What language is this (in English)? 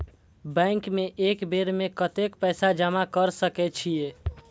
Maithili